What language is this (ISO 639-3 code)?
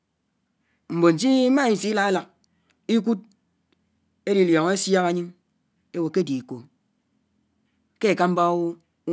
anw